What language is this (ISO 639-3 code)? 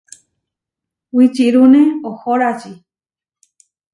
var